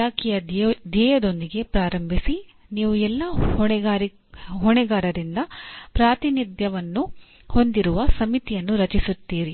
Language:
Kannada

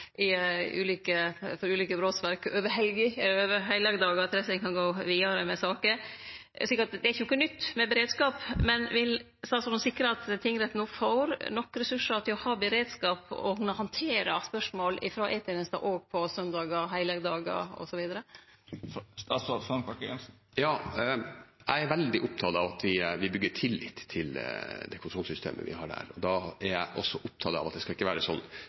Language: Norwegian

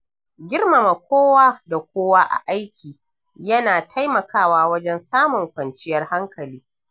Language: Hausa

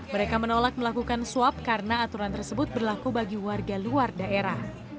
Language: Indonesian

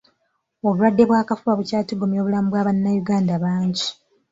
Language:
Ganda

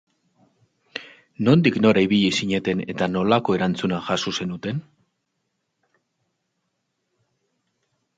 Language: Basque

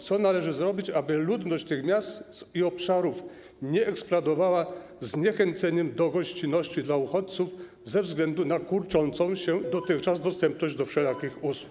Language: Polish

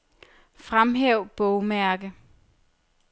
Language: Danish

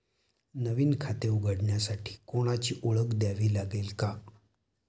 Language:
Marathi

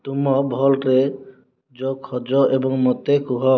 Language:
Odia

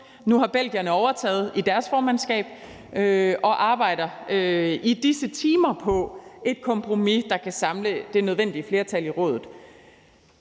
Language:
Danish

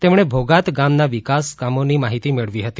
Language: Gujarati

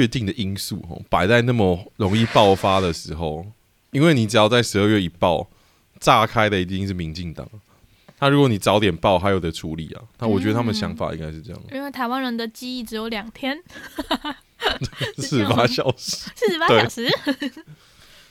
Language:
Chinese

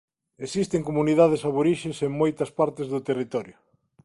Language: Galician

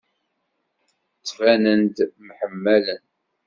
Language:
Kabyle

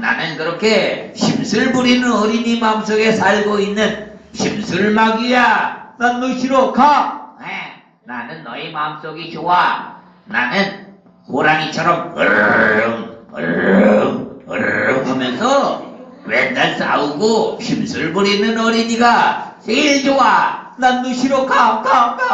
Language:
Korean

